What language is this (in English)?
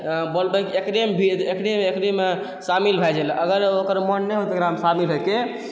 Maithili